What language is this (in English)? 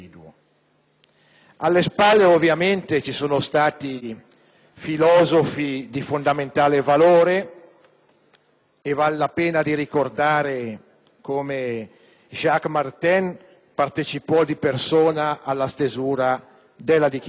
Italian